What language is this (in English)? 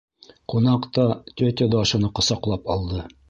Bashkir